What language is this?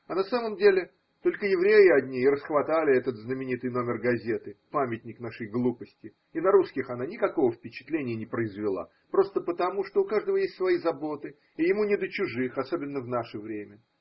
Russian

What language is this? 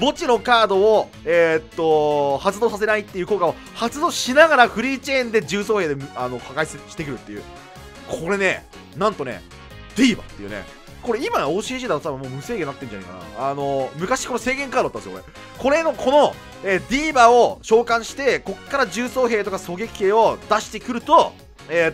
Japanese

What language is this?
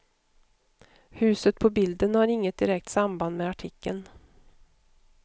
Swedish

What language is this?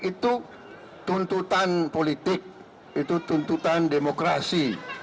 Indonesian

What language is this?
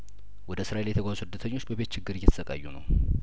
Amharic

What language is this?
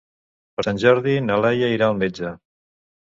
Catalan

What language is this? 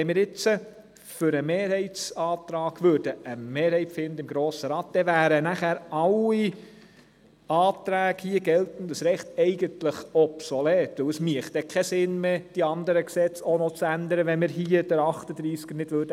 Swiss German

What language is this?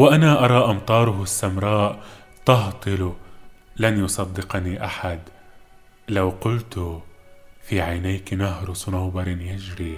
Arabic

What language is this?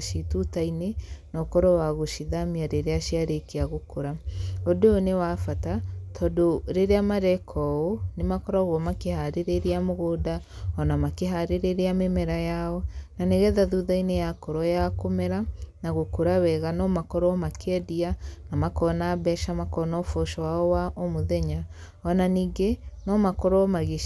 Kikuyu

